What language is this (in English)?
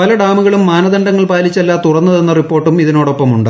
Malayalam